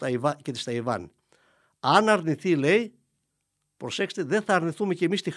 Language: Greek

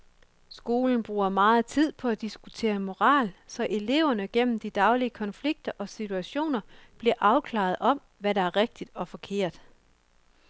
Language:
Danish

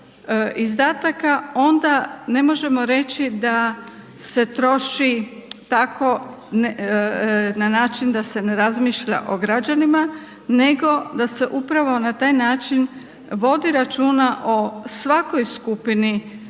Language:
Croatian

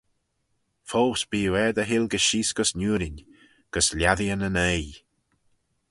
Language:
Manx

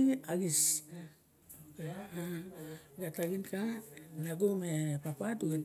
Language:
Barok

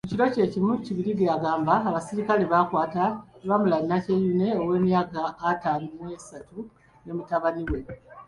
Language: Ganda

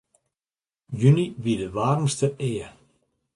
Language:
Western Frisian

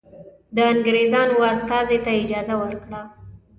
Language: Pashto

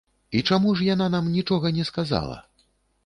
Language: Belarusian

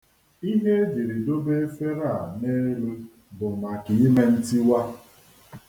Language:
Igbo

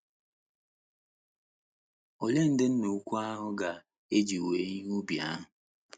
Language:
Igbo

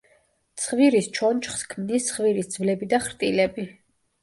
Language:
Georgian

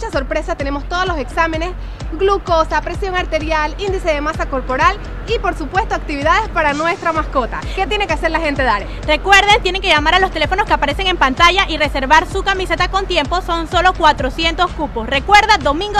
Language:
Spanish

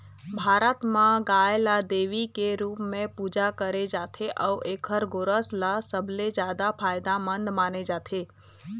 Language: Chhattisgarhi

